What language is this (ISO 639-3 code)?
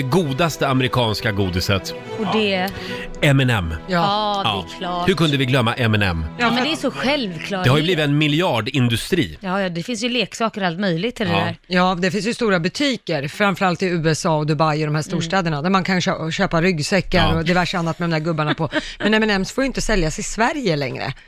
swe